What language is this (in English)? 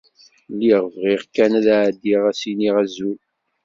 Kabyle